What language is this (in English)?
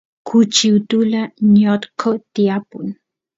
Santiago del Estero Quichua